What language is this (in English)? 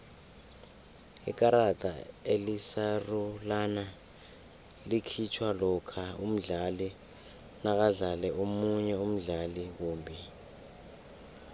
South Ndebele